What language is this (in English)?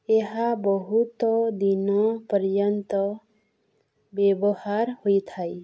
Odia